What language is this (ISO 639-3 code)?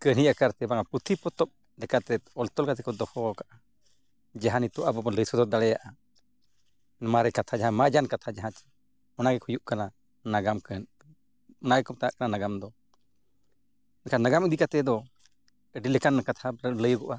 sat